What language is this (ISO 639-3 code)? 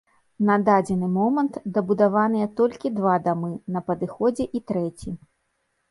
bel